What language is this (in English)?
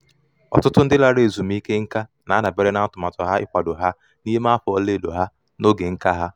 Igbo